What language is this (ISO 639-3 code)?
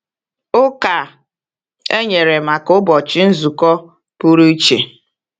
ibo